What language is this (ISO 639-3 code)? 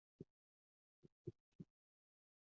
zho